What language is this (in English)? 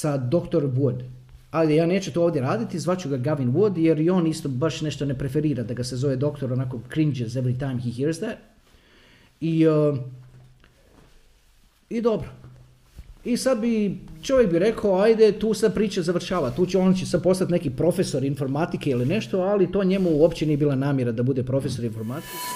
Croatian